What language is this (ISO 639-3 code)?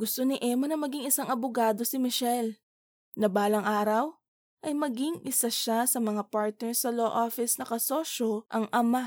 fil